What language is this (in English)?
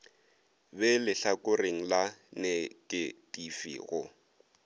Northern Sotho